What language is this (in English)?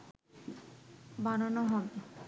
Bangla